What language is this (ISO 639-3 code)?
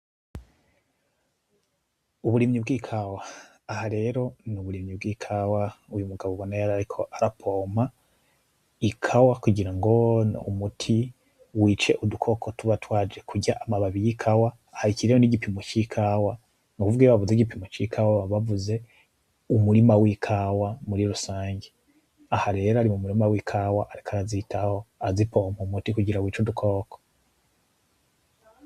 run